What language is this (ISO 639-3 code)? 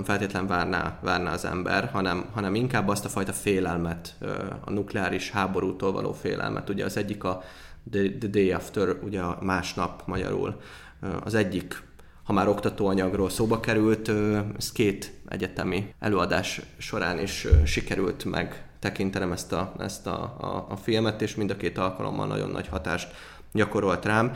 hun